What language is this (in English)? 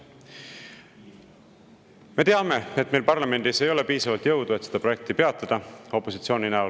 Estonian